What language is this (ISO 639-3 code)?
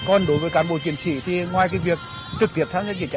vie